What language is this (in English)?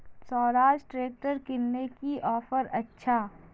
Magahi